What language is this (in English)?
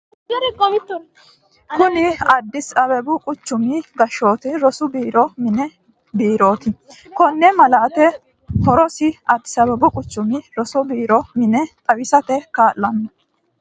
Sidamo